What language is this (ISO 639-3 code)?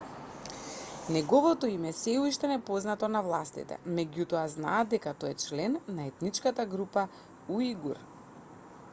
mkd